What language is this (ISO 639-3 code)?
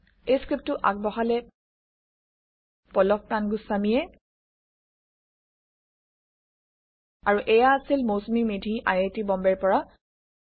asm